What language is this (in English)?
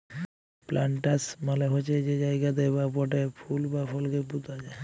Bangla